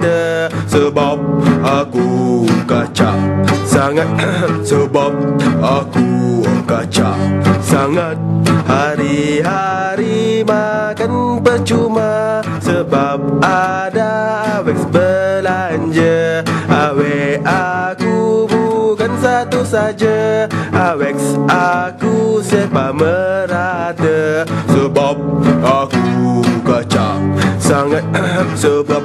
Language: Malay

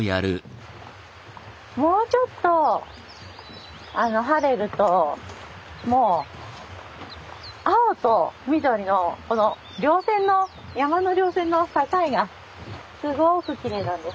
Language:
Japanese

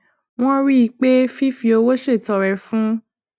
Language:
Yoruba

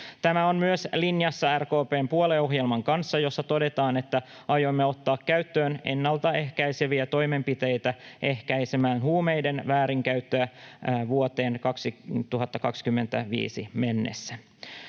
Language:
Finnish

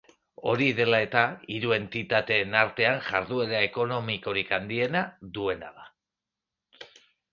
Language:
Basque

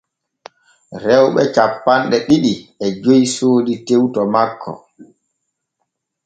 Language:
Borgu Fulfulde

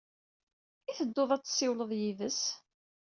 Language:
Kabyle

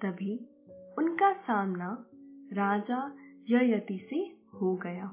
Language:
Hindi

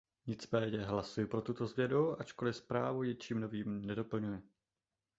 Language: Czech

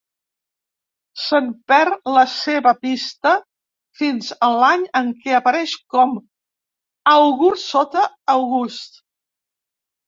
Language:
Catalan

